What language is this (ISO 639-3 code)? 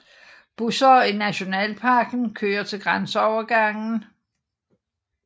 dan